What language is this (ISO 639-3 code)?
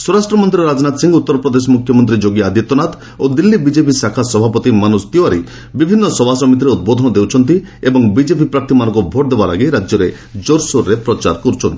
ori